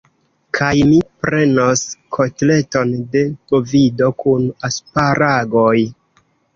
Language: Esperanto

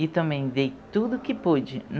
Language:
Portuguese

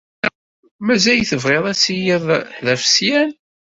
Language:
Kabyle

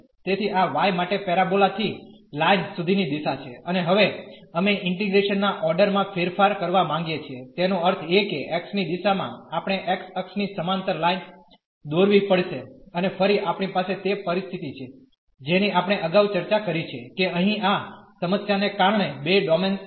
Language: Gujarati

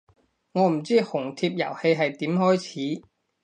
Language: Cantonese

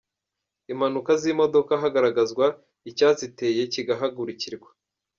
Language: Kinyarwanda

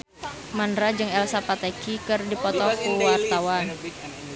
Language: Sundanese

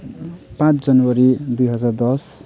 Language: Nepali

